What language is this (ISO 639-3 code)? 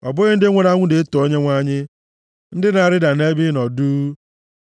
ibo